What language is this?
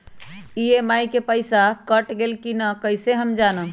Magahi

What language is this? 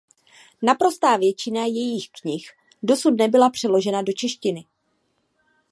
Czech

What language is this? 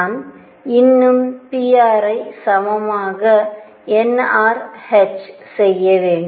Tamil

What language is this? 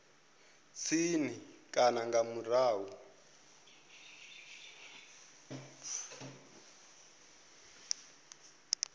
Venda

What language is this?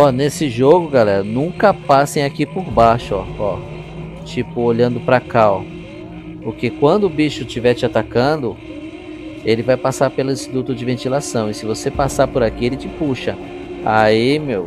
Portuguese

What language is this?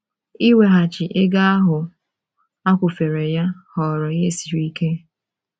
Igbo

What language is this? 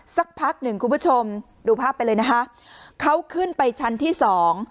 Thai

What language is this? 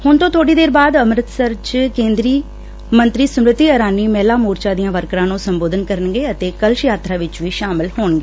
Punjabi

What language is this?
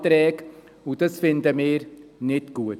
Swiss German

